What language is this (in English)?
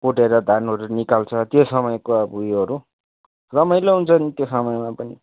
Nepali